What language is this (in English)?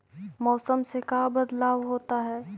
Magahi